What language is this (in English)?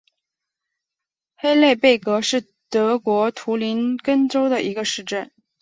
Chinese